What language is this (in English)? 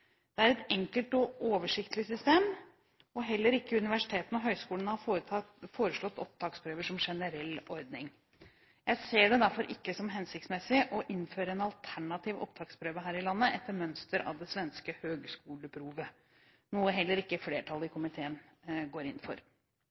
Norwegian Bokmål